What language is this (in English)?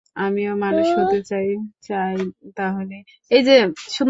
Bangla